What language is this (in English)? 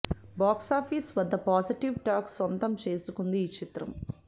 Telugu